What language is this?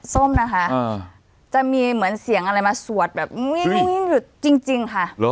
Thai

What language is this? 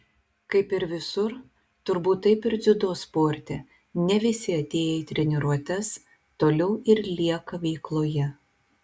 Lithuanian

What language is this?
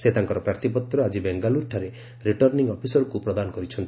Odia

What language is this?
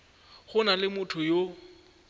Northern Sotho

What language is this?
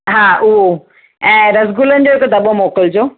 Sindhi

